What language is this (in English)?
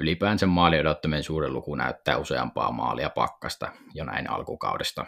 Finnish